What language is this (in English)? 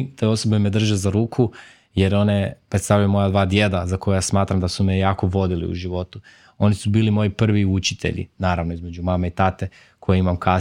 Croatian